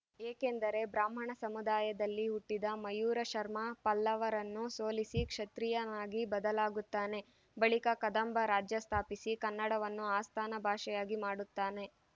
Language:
Kannada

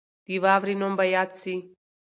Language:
Pashto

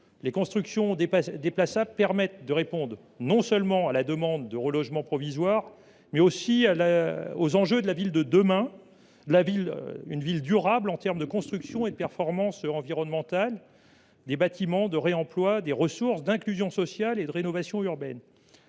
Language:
French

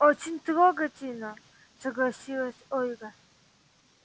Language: Russian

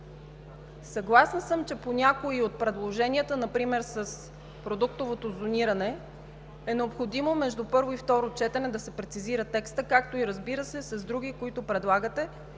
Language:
Bulgarian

